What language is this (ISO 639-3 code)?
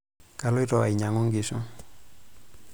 mas